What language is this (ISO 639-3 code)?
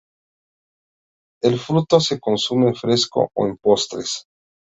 spa